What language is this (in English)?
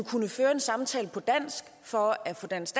Danish